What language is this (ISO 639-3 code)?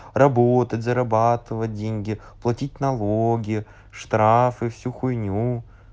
rus